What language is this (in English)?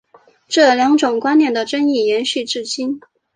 Chinese